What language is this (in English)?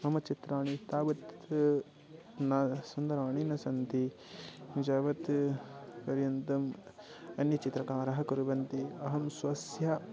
Sanskrit